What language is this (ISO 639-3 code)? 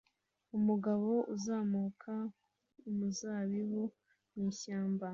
kin